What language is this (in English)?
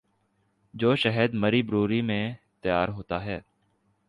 Urdu